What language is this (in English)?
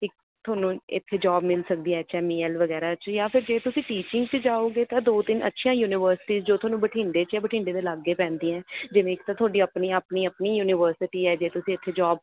Punjabi